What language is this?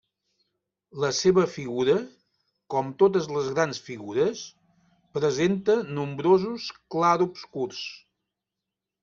Catalan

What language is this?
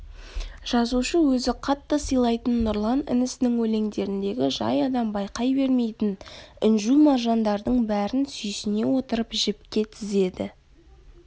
Kazakh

